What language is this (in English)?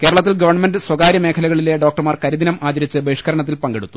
Malayalam